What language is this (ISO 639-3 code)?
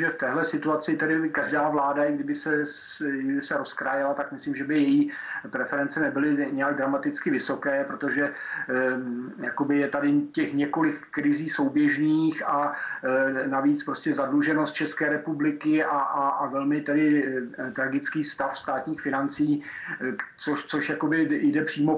ces